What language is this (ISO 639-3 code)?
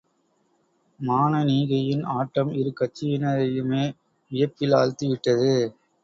tam